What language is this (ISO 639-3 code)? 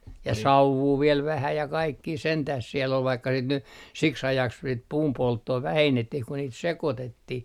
fin